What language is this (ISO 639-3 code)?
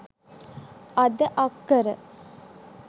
sin